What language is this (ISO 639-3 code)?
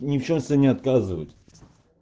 rus